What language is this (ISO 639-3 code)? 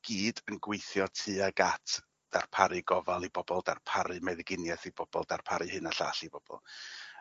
cym